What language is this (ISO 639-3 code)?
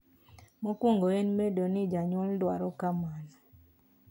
luo